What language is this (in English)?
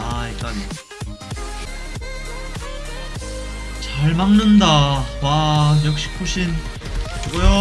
Korean